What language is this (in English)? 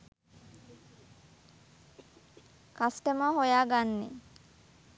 Sinhala